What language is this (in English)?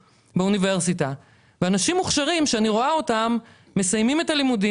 Hebrew